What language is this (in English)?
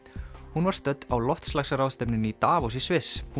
Icelandic